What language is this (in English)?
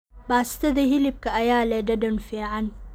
Somali